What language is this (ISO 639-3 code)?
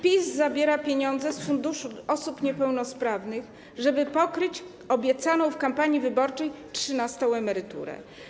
pol